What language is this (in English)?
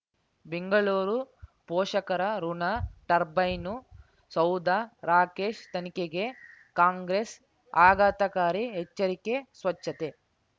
Kannada